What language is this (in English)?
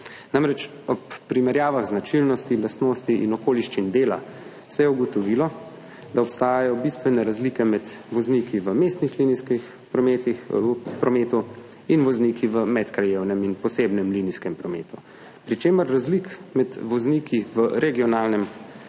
Slovenian